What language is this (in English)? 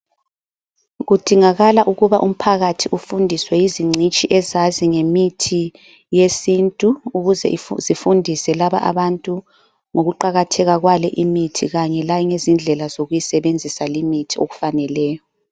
North Ndebele